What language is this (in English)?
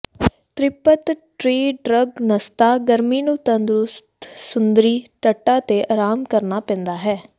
Punjabi